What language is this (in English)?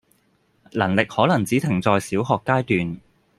Cantonese